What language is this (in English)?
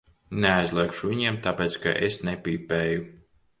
Latvian